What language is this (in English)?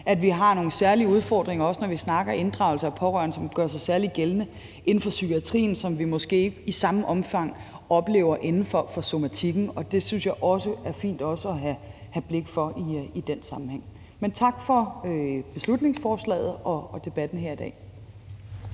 Danish